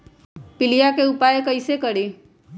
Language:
Magahi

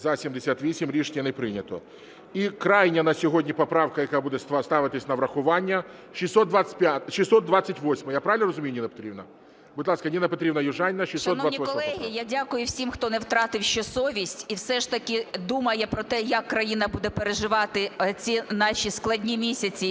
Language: Ukrainian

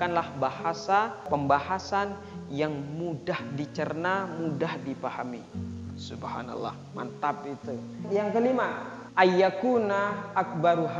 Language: Indonesian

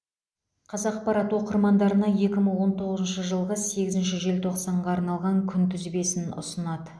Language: Kazakh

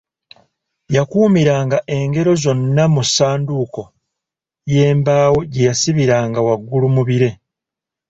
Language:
Ganda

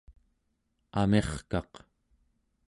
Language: Central Yupik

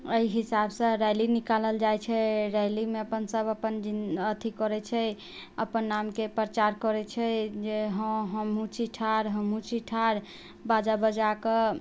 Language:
Maithili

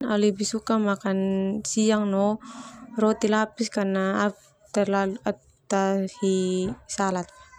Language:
Termanu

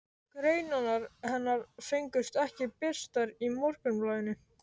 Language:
Icelandic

